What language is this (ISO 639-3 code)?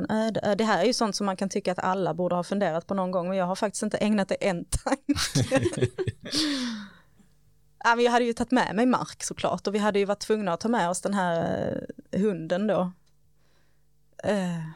swe